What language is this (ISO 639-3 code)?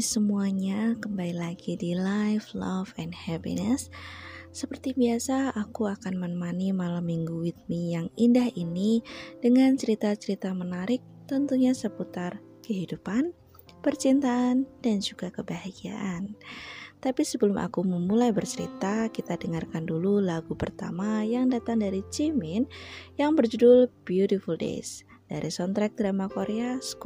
ind